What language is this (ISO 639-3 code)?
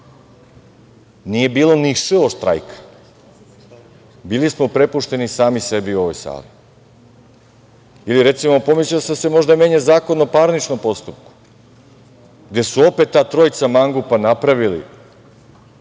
srp